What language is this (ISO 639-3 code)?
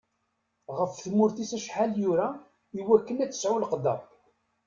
kab